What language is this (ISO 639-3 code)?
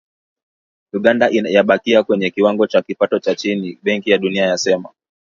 swa